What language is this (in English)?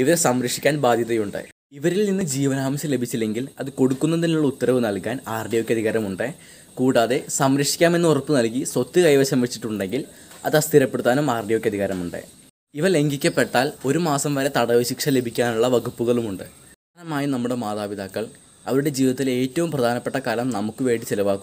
Hindi